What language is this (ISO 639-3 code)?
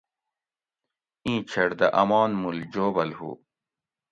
gwc